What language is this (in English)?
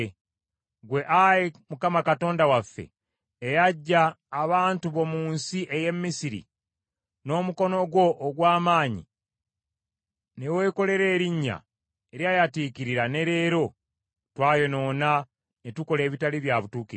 Ganda